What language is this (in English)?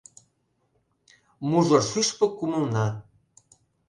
Mari